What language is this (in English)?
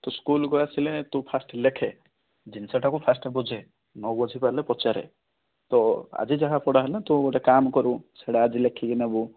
Odia